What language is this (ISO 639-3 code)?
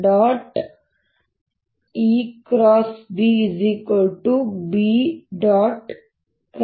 kan